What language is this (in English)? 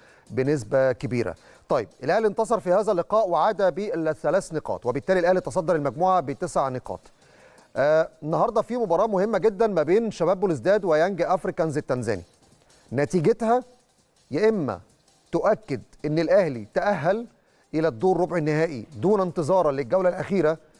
Arabic